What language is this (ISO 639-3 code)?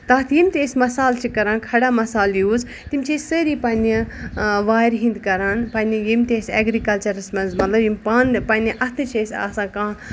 kas